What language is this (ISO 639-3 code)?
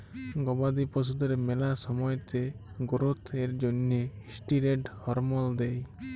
ben